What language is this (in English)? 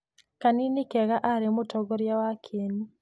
Kikuyu